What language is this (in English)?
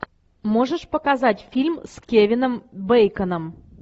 Russian